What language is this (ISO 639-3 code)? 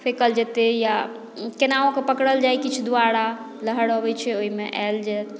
mai